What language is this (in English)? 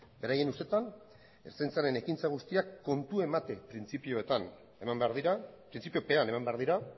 Basque